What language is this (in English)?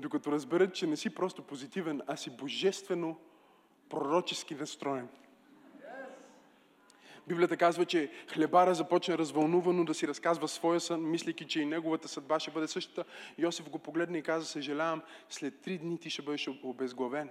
Bulgarian